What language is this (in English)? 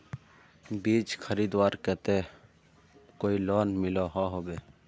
Magahi